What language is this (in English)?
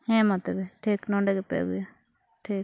Santali